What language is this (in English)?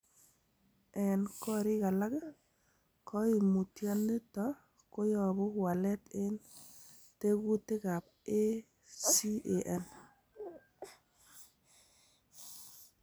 Kalenjin